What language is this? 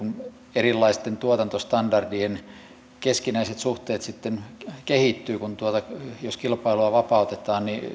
Finnish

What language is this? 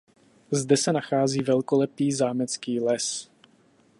Czech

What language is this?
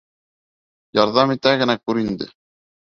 Bashkir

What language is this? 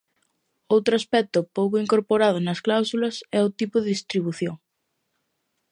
Galician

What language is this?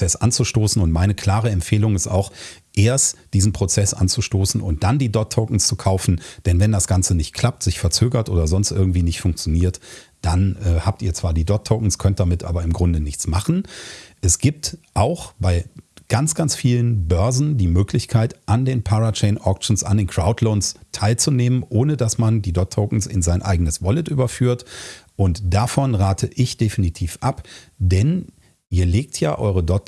German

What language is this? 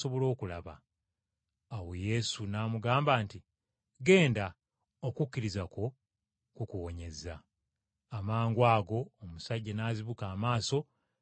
Ganda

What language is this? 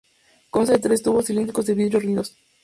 Spanish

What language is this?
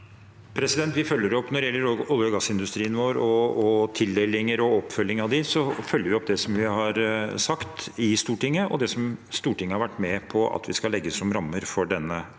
Norwegian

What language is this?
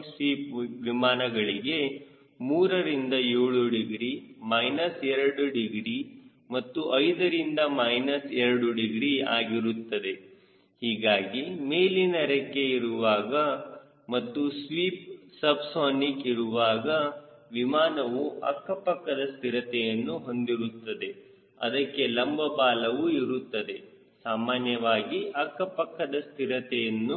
Kannada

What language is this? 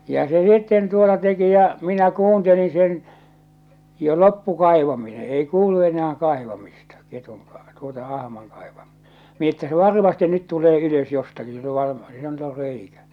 Finnish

